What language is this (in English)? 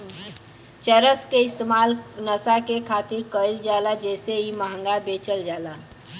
Bhojpuri